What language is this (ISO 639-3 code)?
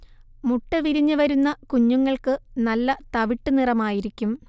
mal